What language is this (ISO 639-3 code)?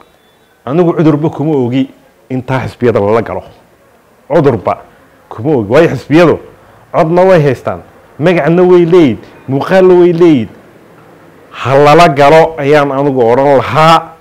ara